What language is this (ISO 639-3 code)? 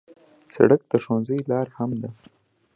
pus